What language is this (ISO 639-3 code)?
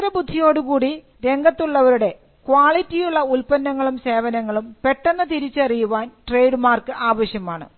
mal